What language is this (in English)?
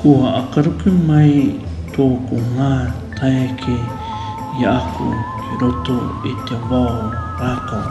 Māori